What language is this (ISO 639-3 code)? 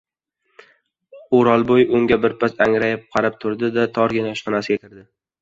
uzb